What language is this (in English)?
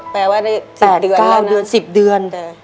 Thai